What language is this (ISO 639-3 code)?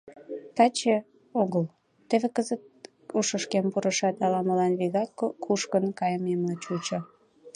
chm